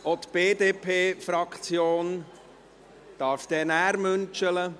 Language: Swiss German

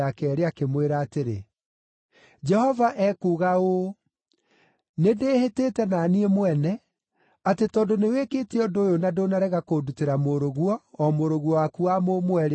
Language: Kikuyu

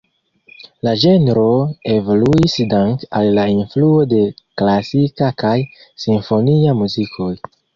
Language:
Esperanto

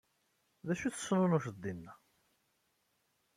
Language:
Kabyle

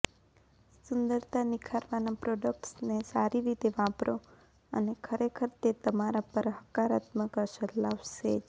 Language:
Gujarati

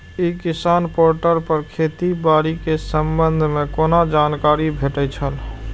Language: Maithili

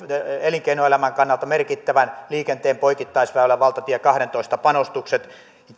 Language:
Finnish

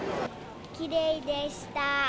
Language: Japanese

